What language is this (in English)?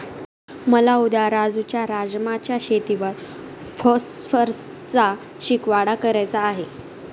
Marathi